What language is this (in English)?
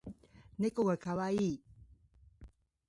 Japanese